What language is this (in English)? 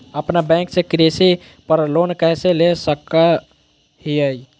Magahi